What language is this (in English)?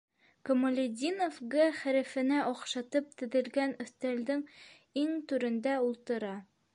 Bashkir